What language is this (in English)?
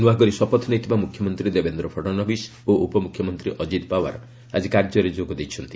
Odia